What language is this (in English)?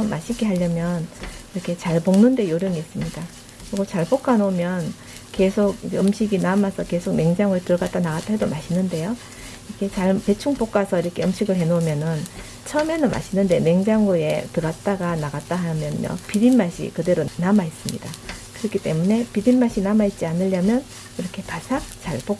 Korean